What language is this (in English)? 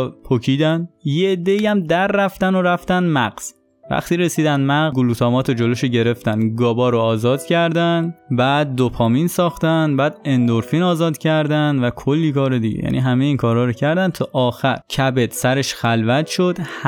Persian